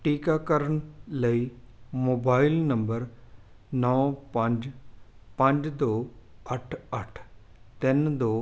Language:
Punjabi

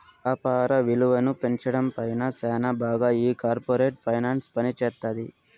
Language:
Telugu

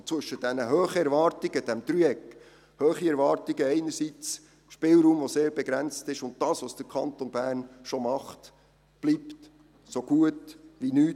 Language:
Swiss German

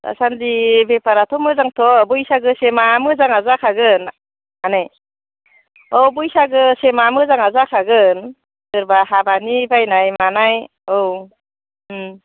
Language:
Bodo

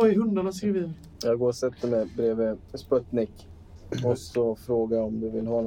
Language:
Swedish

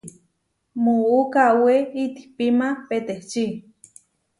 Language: Huarijio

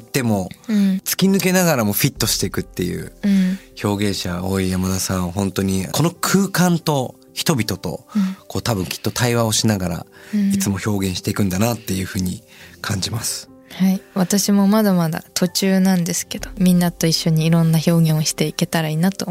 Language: Japanese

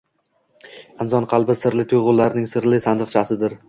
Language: Uzbek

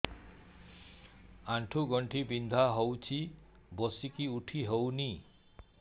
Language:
Odia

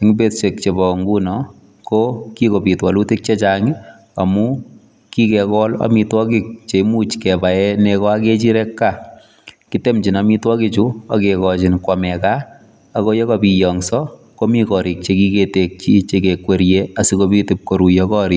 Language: Kalenjin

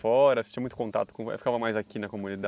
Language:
Portuguese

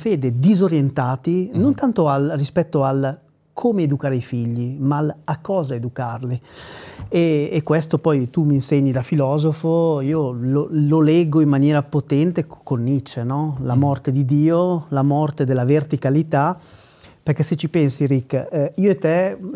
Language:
Italian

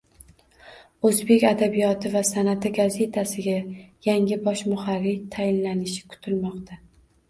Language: Uzbek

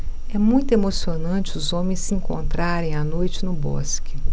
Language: Portuguese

